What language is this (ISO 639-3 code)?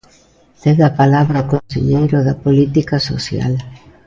glg